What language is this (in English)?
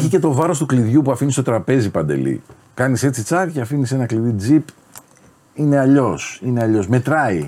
Greek